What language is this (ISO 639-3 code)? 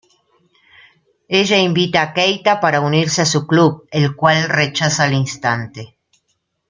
spa